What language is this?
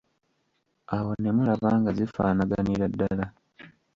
Ganda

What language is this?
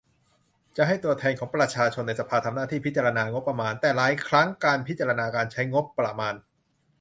Thai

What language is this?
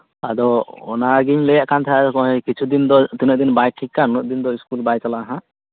Santali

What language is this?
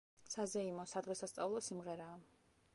Georgian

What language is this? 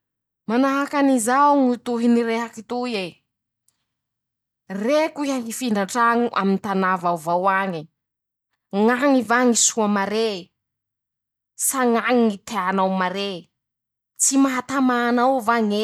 Masikoro Malagasy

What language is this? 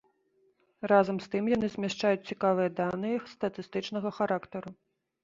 Belarusian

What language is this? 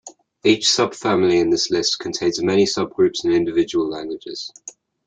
English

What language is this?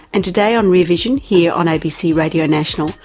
English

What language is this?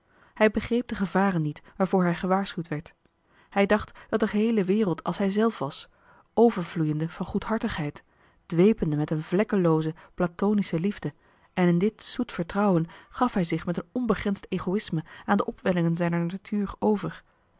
Dutch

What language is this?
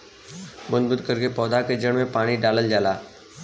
Bhojpuri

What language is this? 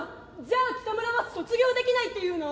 Japanese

